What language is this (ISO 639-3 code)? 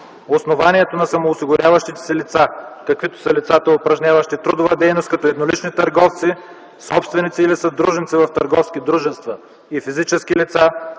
bul